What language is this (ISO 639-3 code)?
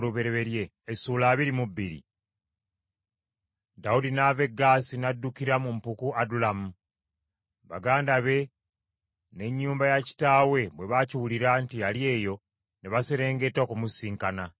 lug